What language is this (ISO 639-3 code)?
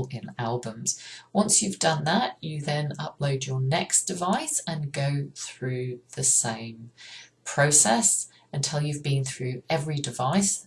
eng